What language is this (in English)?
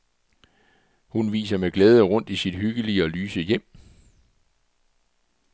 Danish